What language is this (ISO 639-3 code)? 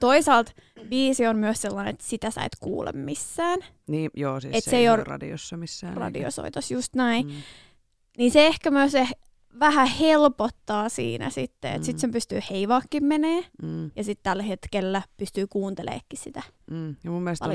fin